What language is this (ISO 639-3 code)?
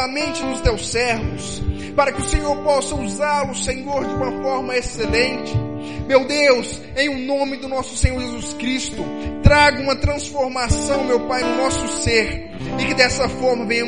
por